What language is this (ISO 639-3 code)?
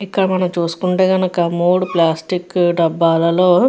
tel